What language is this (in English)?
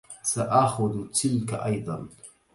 Arabic